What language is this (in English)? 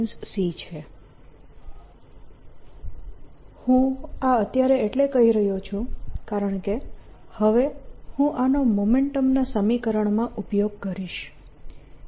Gujarati